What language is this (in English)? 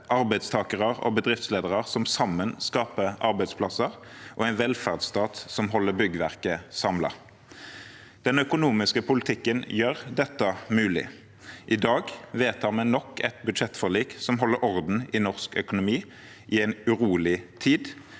Norwegian